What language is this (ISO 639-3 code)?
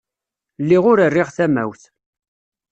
kab